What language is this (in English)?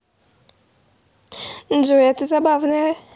Russian